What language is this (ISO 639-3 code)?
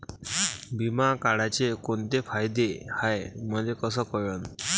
mar